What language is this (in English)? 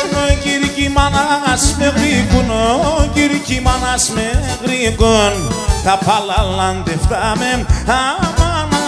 Greek